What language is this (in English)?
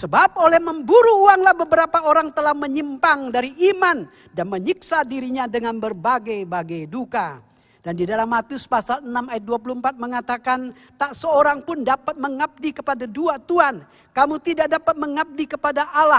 Indonesian